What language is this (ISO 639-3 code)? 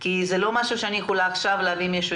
heb